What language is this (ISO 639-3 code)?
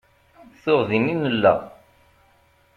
kab